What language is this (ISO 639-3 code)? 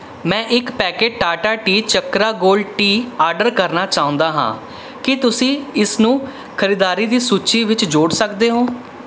pan